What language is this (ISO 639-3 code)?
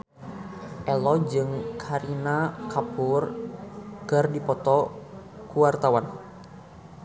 sun